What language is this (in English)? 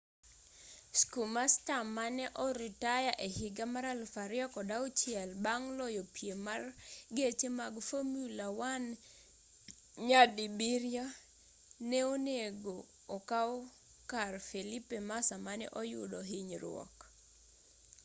Luo (Kenya and Tanzania)